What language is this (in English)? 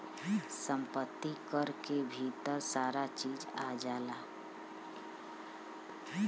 Bhojpuri